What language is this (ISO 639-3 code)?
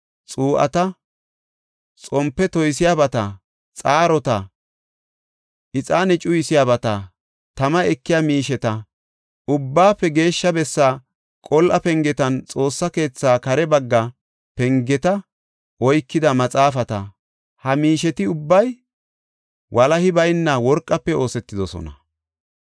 gof